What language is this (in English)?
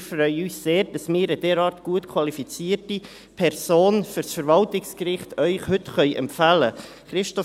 Swiss German